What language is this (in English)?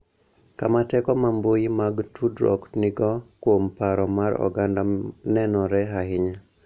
Luo (Kenya and Tanzania)